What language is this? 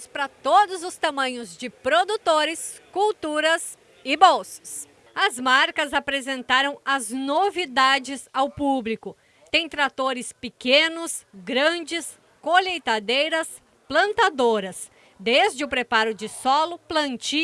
Portuguese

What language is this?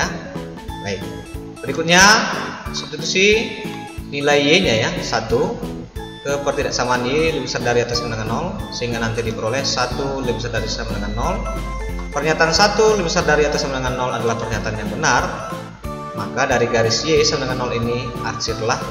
Indonesian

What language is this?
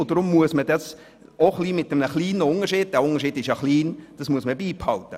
Swiss German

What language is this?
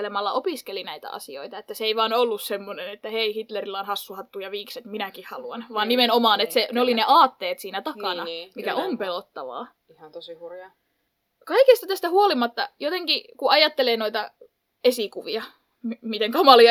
Finnish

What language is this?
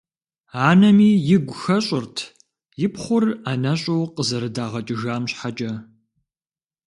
Kabardian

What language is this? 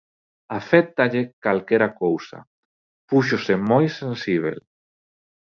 Galician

